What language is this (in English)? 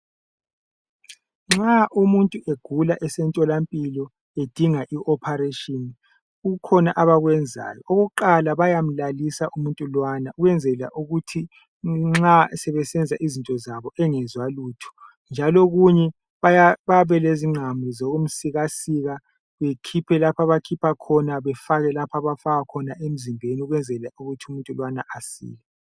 North Ndebele